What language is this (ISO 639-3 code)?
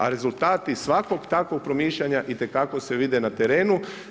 hrv